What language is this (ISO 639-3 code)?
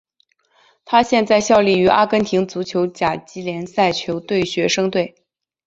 zho